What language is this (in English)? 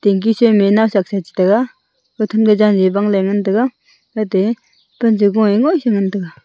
Wancho Naga